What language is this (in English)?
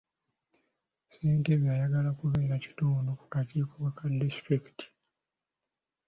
Ganda